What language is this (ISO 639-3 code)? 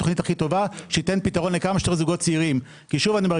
heb